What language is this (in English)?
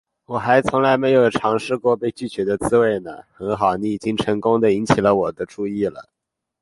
Chinese